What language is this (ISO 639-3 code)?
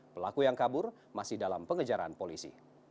ind